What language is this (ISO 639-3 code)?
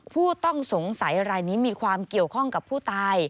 tha